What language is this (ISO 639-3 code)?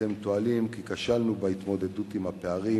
heb